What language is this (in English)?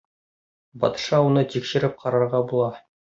Bashkir